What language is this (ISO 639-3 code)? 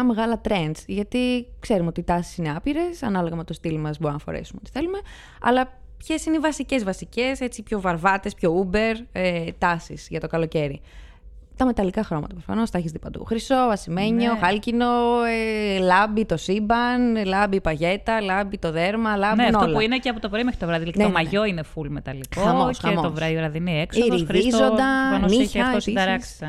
ell